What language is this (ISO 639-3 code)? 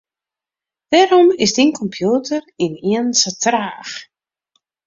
fry